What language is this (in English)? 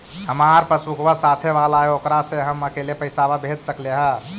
Magahi